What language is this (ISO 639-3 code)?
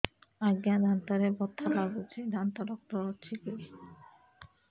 ori